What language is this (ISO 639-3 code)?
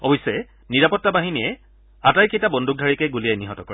asm